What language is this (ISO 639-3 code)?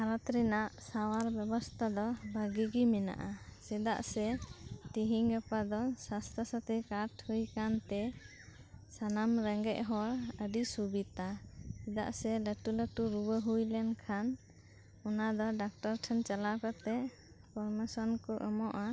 sat